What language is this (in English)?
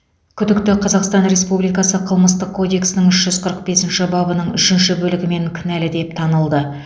Kazakh